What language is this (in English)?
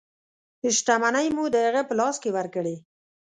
Pashto